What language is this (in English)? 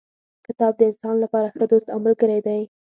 Pashto